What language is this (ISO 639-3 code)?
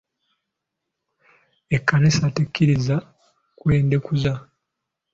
lug